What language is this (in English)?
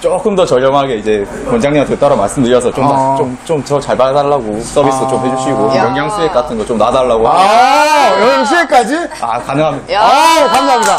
Korean